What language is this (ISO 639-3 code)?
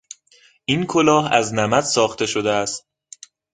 fas